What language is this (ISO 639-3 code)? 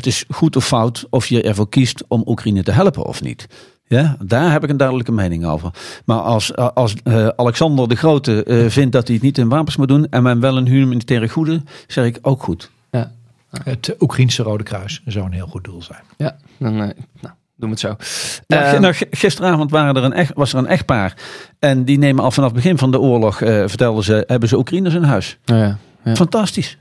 nld